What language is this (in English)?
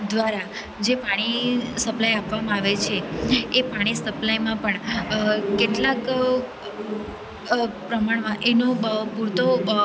Gujarati